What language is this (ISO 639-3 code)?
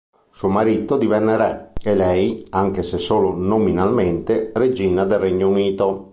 ita